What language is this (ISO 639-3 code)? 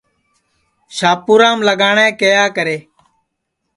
ssi